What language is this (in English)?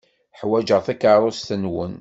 Kabyle